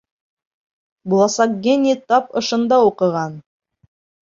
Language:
Bashkir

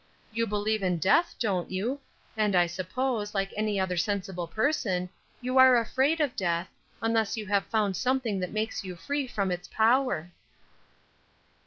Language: English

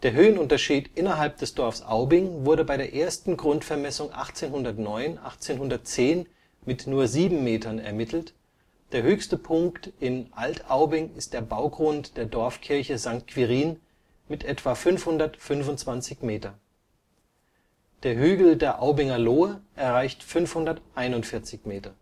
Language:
German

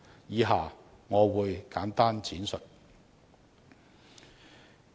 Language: Cantonese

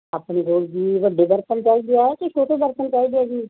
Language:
Punjabi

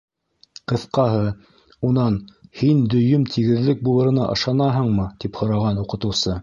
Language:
Bashkir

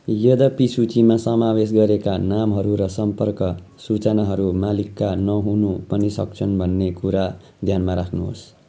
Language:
Nepali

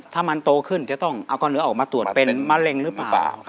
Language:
Thai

